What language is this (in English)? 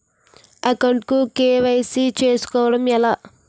Telugu